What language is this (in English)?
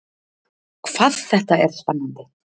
Icelandic